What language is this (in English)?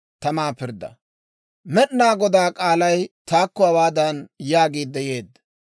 Dawro